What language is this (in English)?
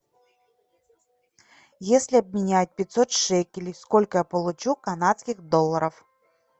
Russian